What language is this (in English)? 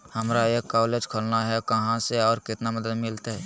Magahi